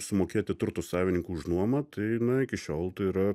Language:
Lithuanian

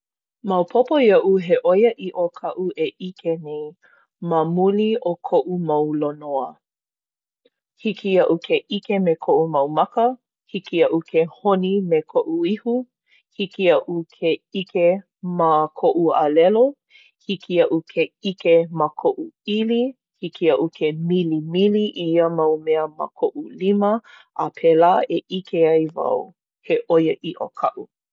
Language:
Hawaiian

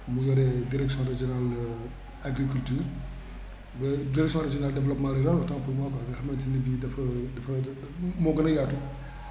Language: Wolof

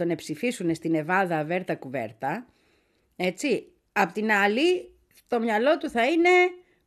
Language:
Greek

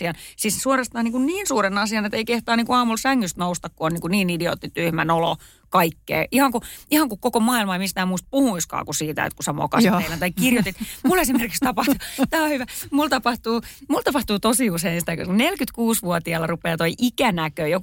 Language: Finnish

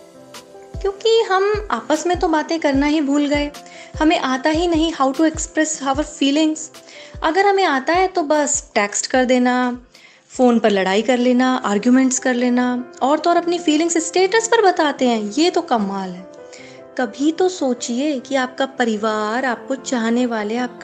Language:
Hindi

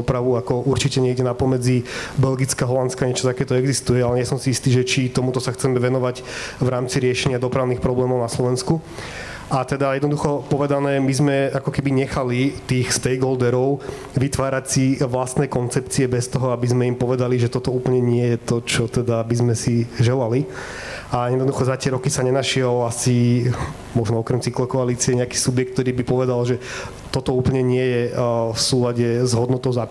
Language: Slovak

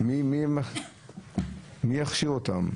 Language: Hebrew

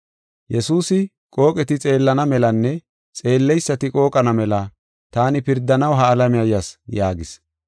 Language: Gofa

